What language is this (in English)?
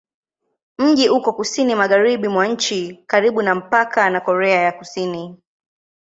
Swahili